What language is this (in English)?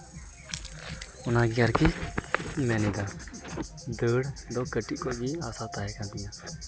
Santali